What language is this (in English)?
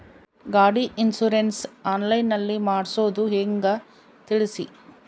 Kannada